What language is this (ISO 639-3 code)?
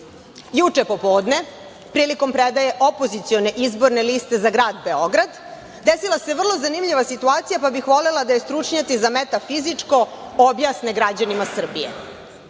srp